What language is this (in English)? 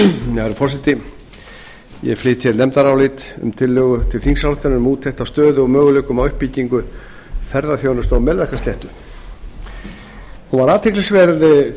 Icelandic